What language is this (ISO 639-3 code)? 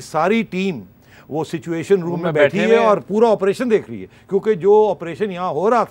hin